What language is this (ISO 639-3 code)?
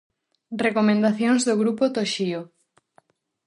glg